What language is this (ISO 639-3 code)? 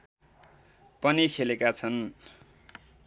nep